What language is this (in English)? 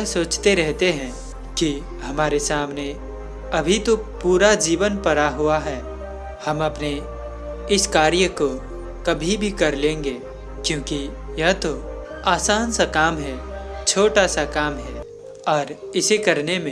Hindi